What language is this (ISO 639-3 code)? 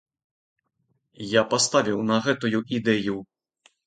bel